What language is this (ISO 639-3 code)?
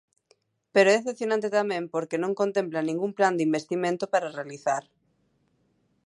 glg